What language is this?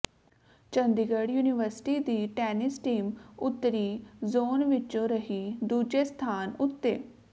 Punjabi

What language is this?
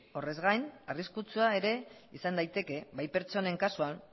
Basque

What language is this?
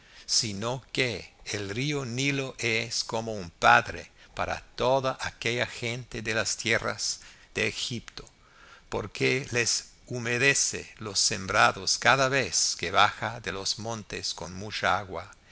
Spanish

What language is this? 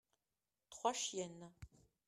French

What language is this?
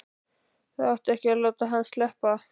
Icelandic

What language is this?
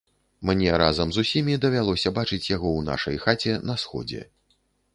Belarusian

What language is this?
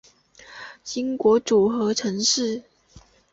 Chinese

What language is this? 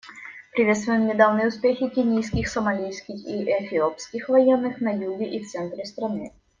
Russian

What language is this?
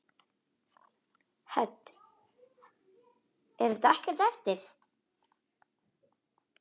Icelandic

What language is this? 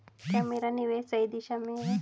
Hindi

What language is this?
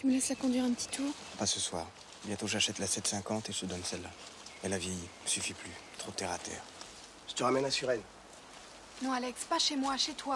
French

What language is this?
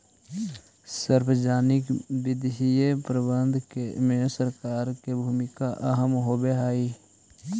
Magahi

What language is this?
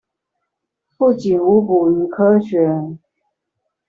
Chinese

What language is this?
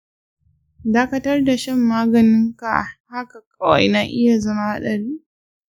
Hausa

